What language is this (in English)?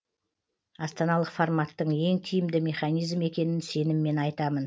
Kazakh